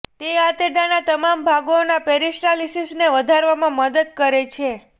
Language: Gujarati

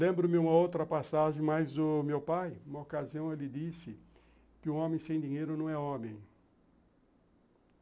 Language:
Portuguese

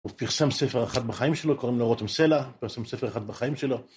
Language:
Hebrew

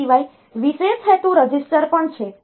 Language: Gujarati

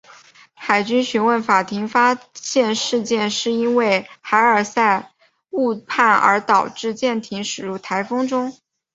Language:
Chinese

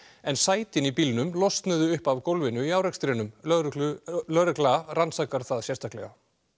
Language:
Icelandic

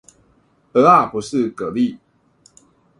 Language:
Chinese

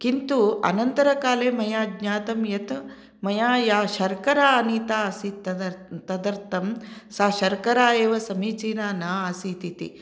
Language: Sanskrit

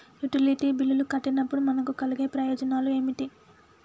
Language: Telugu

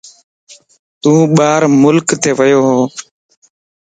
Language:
Lasi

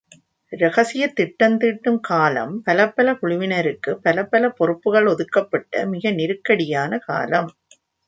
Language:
Tamil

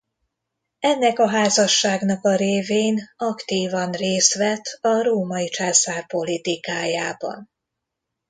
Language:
Hungarian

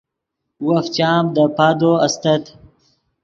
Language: Yidgha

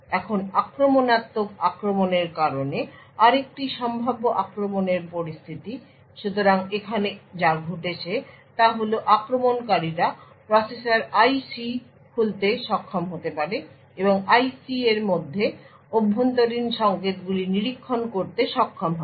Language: Bangla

